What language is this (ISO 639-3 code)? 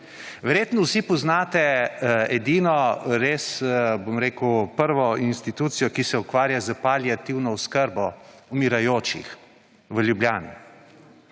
slv